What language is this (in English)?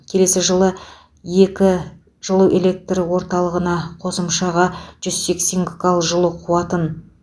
Kazakh